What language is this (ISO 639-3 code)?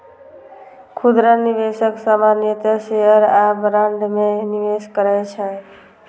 mai